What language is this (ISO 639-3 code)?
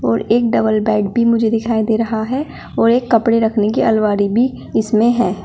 hin